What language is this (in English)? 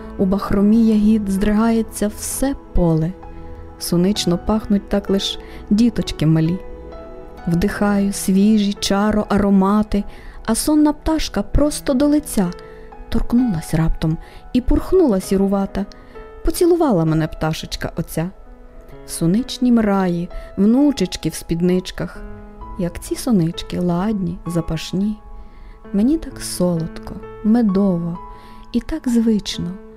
Ukrainian